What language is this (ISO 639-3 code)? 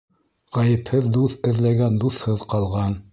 bak